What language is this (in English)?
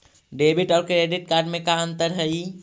Magahi